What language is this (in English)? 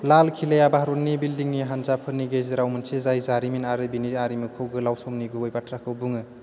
Bodo